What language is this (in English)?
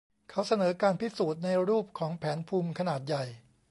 Thai